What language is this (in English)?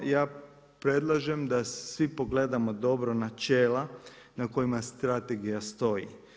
Croatian